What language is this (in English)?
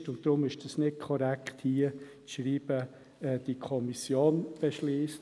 Swiss German